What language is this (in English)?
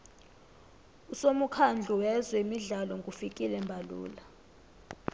South Ndebele